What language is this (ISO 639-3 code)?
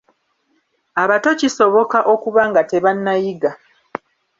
lug